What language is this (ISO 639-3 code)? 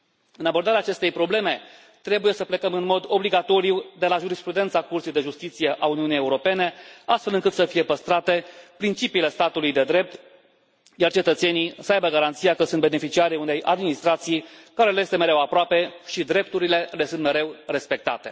ron